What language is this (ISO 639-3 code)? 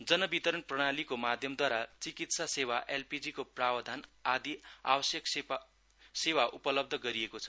nep